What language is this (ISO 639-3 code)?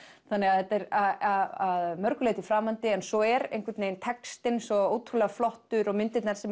isl